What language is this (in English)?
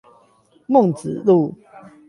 Chinese